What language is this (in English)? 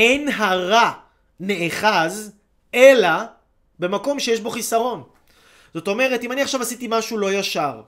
Hebrew